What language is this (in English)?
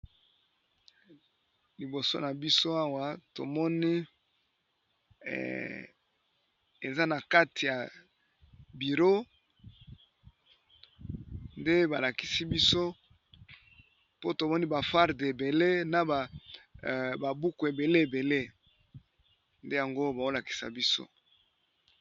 Lingala